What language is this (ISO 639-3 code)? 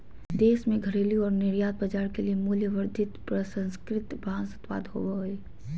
mag